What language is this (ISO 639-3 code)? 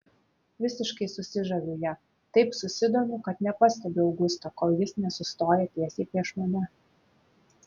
lit